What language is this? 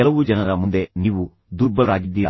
Kannada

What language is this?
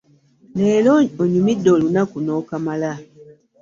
Ganda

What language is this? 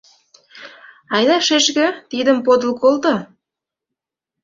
Mari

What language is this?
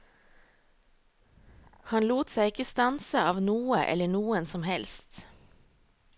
Norwegian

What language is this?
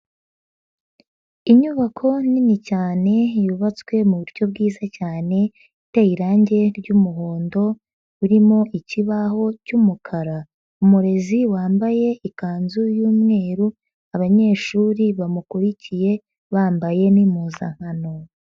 Kinyarwanda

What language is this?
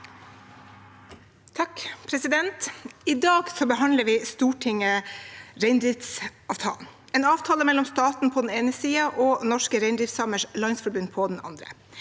Norwegian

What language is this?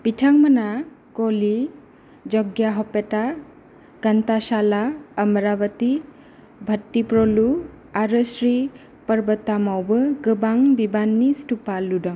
Bodo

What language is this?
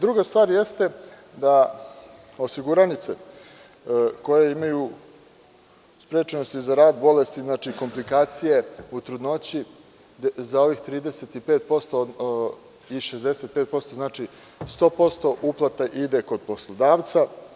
Serbian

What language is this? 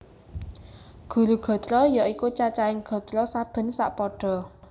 Javanese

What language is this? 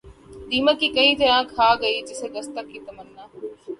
Urdu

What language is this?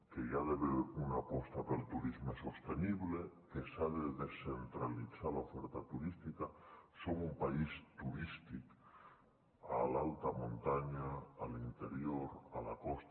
Catalan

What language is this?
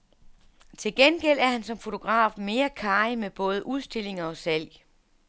Danish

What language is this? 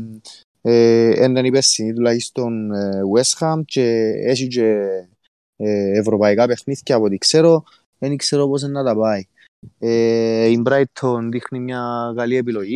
Greek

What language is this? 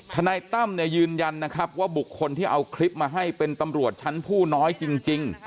Thai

